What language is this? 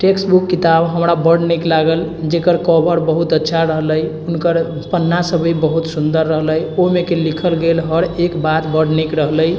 Maithili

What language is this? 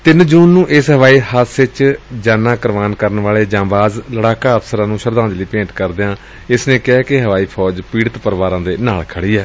Punjabi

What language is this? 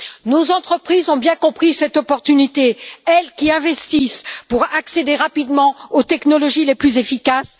French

